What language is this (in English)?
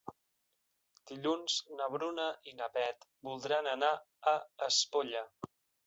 Catalan